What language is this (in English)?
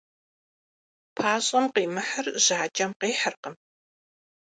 Kabardian